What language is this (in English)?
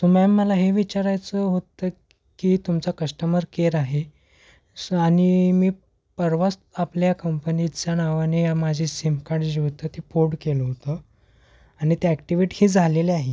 Marathi